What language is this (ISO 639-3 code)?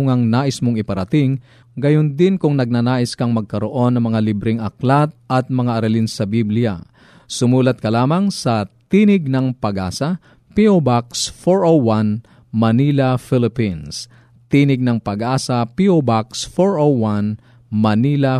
fil